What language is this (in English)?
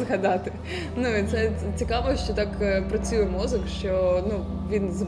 Ukrainian